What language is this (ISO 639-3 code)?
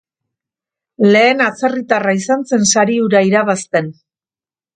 eus